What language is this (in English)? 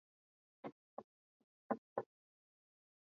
Swahili